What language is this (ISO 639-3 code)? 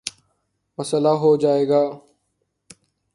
urd